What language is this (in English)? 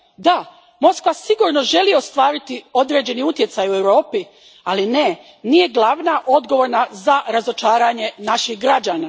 Croatian